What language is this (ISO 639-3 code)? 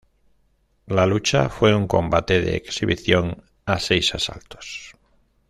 spa